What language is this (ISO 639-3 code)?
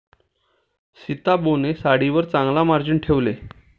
mar